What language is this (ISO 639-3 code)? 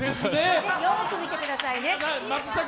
jpn